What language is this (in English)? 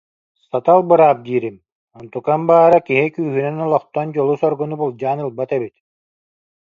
Yakut